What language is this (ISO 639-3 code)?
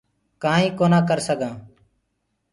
ggg